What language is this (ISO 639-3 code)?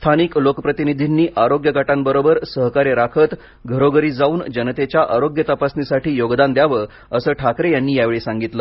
mar